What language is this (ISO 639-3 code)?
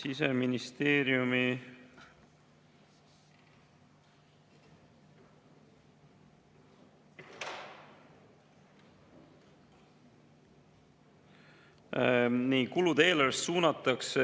est